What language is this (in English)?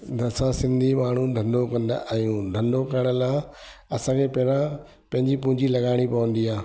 Sindhi